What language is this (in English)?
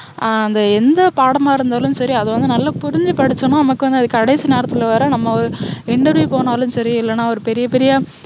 Tamil